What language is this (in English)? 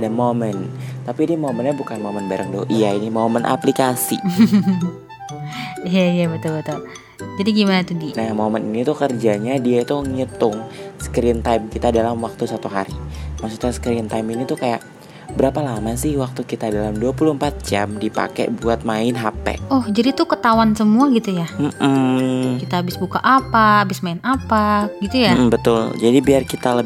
Indonesian